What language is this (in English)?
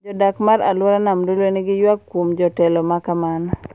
Luo (Kenya and Tanzania)